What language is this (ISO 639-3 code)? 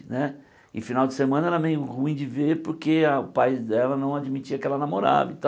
por